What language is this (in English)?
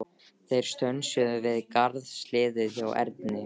Icelandic